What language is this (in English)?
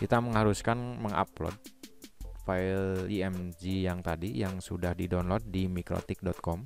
Indonesian